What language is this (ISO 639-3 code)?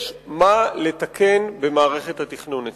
heb